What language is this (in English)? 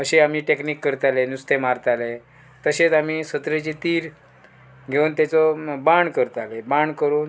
Konkani